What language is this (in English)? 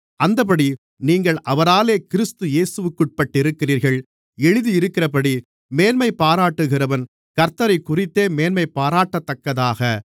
Tamil